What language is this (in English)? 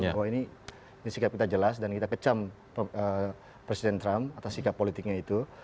Indonesian